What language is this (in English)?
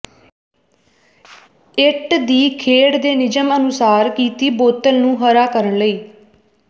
Punjabi